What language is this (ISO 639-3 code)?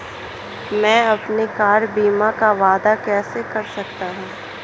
hin